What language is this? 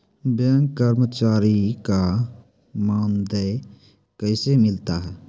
Maithili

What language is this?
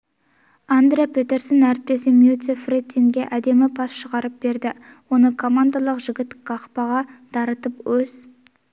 Kazakh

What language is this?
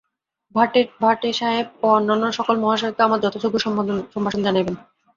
Bangla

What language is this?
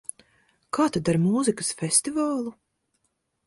Latvian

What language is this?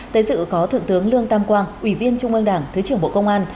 Vietnamese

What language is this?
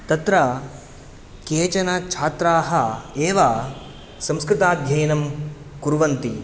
Sanskrit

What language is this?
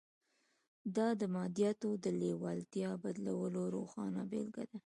Pashto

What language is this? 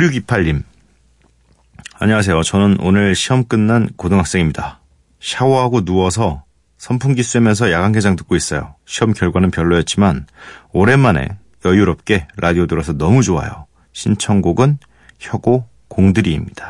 Korean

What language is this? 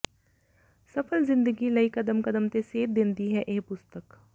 Punjabi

